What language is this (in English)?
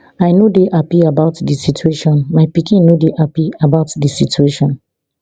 Nigerian Pidgin